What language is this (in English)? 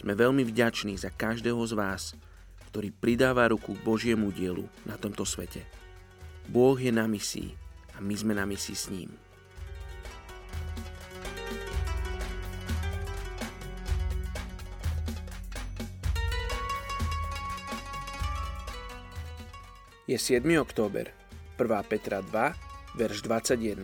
Slovak